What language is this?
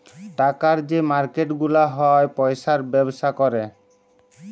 Bangla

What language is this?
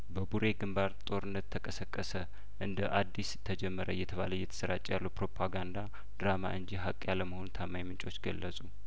Amharic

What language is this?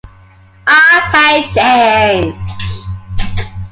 English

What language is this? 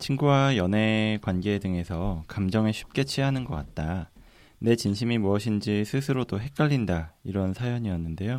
Korean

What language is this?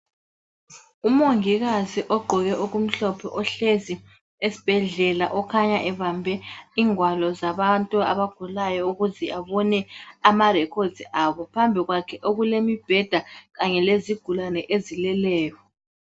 North Ndebele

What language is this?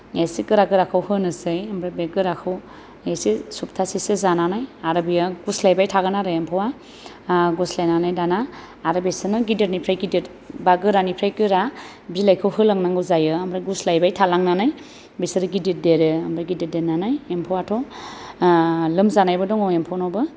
Bodo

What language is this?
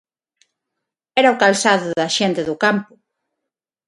Galician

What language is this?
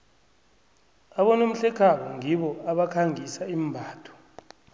South Ndebele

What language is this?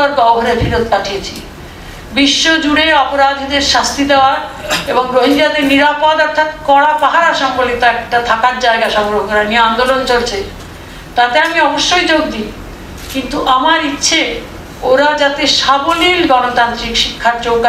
Bangla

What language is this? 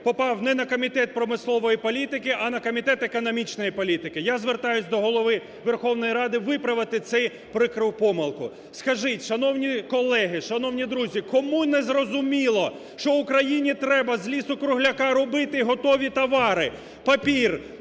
Ukrainian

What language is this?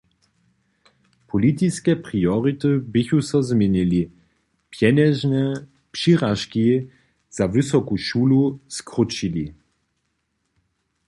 Upper Sorbian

